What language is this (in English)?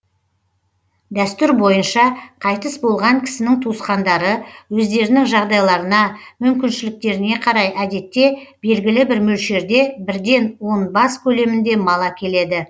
Kazakh